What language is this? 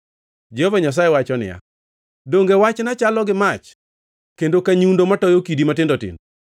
Luo (Kenya and Tanzania)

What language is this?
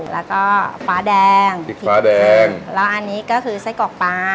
Thai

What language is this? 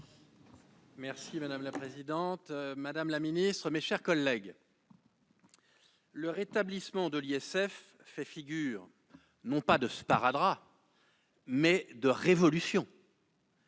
French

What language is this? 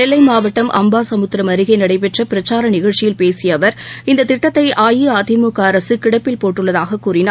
Tamil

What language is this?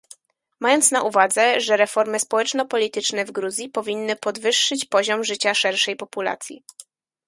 Polish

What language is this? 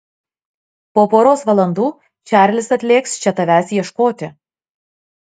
Lithuanian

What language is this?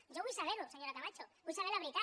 Catalan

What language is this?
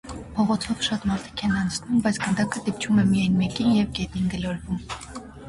Armenian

